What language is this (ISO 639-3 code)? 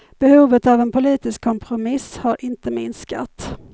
swe